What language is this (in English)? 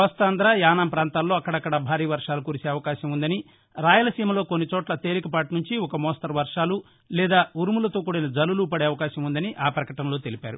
Telugu